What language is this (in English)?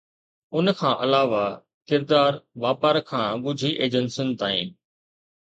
Sindhi